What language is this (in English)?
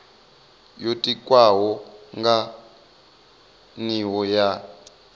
Venda